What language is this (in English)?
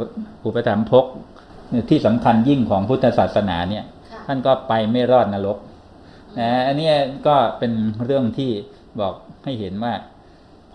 Thai